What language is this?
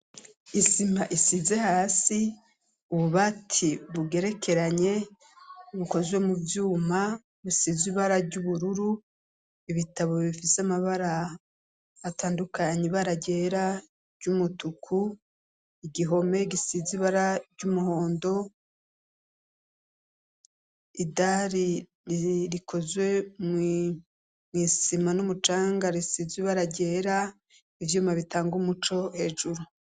Rundi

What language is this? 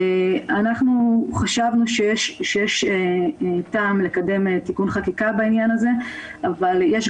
Hebrew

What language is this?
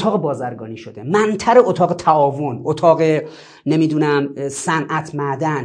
Persian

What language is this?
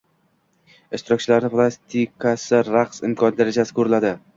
Uzbek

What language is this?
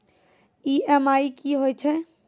Maithili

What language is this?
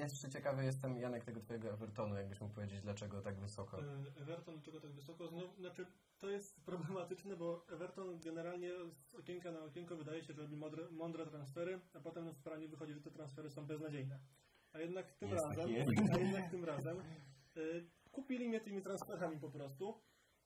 Polish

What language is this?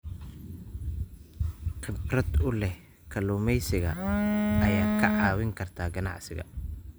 Somali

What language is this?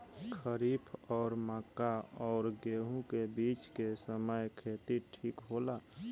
Bhojpuri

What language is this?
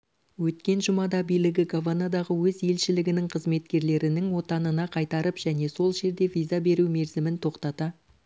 Kazakh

